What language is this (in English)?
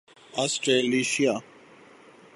Urdu